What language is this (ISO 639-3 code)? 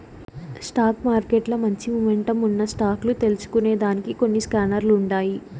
tel